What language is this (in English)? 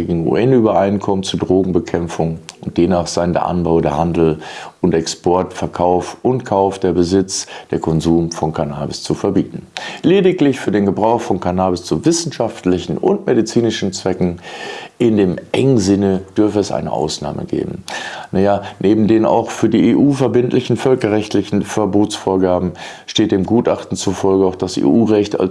German